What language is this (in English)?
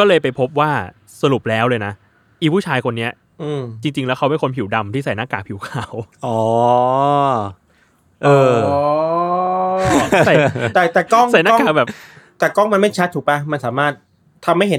Thai